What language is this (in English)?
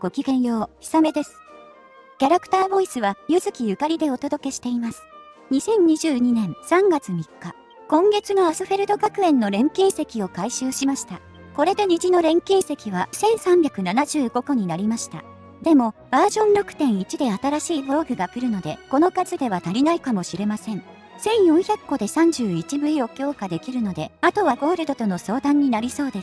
Japanese